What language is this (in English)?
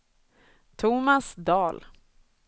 Swedish